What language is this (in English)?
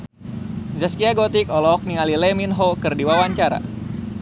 Sundanese